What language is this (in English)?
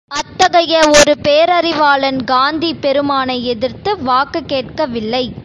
Tamil